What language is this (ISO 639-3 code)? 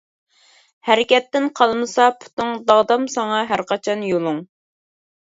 uig